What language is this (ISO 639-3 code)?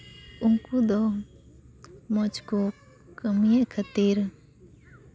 sat